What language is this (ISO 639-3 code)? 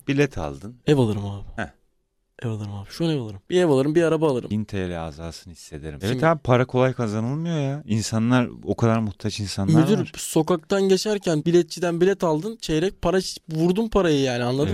tur